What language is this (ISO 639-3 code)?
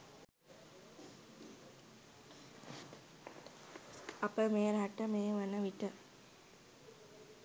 sin